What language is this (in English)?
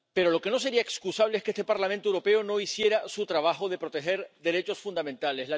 Spanish